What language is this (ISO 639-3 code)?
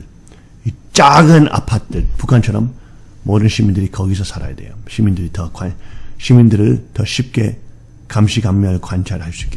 kor